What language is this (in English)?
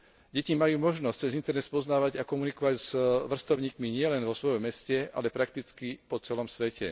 Slovak